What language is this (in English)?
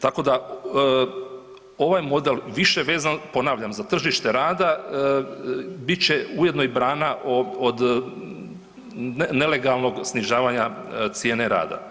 Croatian